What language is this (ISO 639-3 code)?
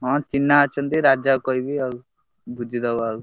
ori